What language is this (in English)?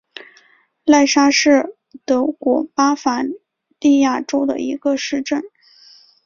Chinese